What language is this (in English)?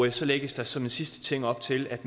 Danish